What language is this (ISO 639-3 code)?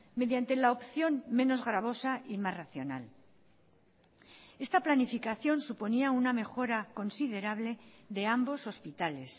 spa